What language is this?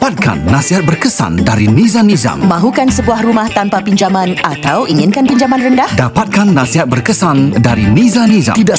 Malay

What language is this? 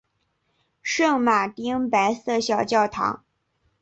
Chinese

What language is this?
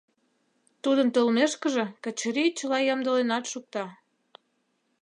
Mari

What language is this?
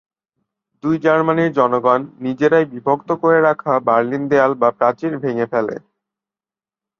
Bangla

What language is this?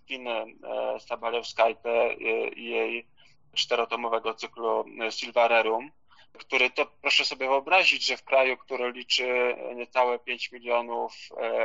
Polish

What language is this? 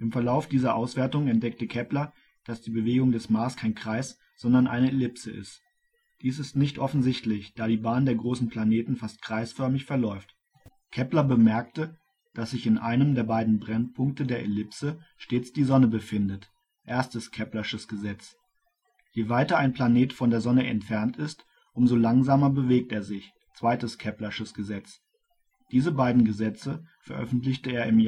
German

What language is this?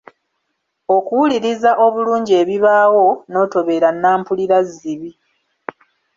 Ganda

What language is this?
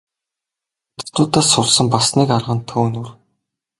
Mongolian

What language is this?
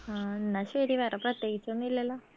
Malayalam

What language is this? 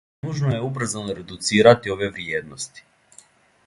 Serbian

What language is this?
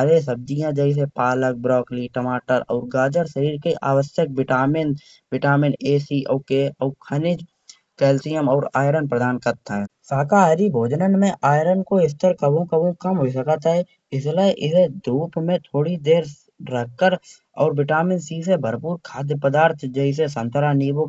Kanauji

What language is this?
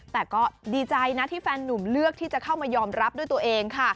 Thai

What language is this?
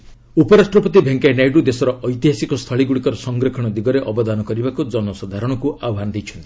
Odia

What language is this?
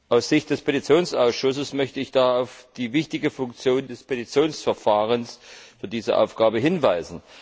German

